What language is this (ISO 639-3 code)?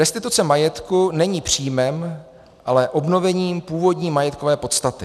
ces